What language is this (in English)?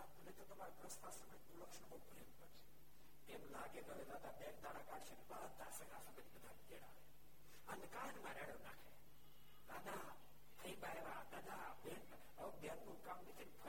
Gujarati